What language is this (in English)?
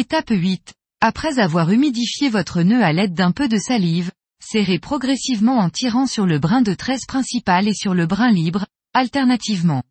French